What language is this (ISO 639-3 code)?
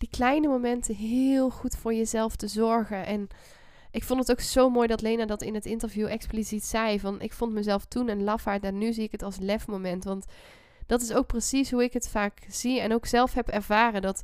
nld